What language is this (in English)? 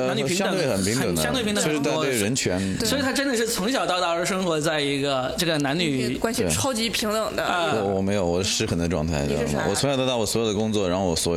Chinese